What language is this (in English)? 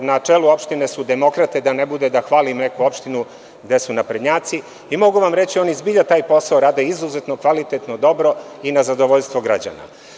Serbian